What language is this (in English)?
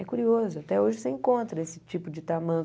Portuguese